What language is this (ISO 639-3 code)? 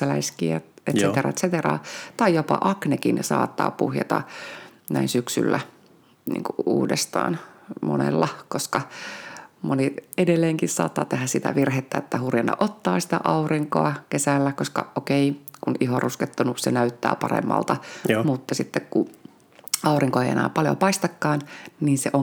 fin